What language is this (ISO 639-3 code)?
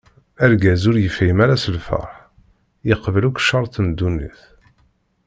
kab